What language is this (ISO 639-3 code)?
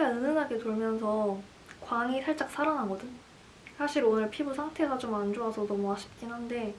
kor